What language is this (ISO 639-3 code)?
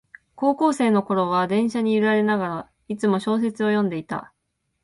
jpn